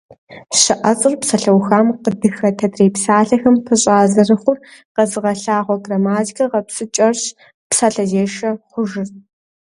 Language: Kabardian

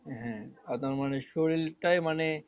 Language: Bangla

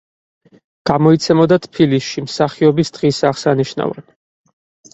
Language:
Georgian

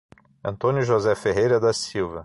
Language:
Portuguese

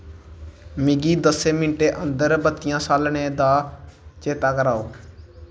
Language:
Dogri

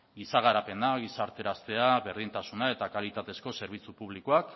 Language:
Basque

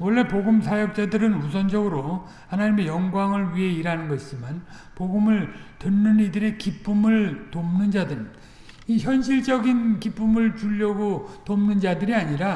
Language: Korean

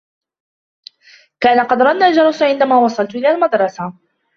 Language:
Arabic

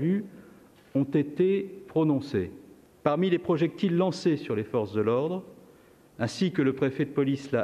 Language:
French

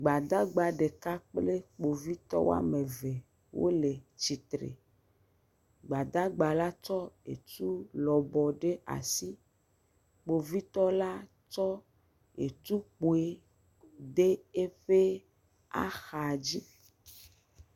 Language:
Ewe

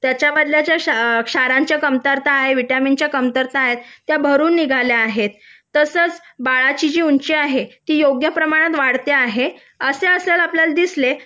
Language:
Marathi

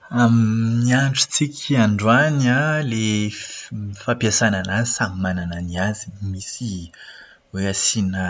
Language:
Malagasy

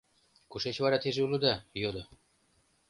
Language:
Mari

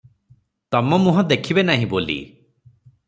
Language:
Odia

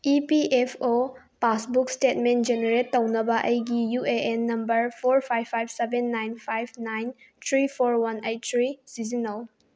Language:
Manipuri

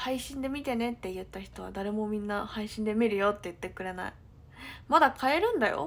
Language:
Japanese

